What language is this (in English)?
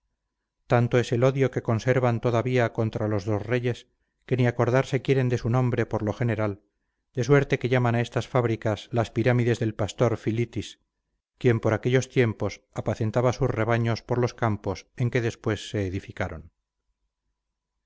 Spanish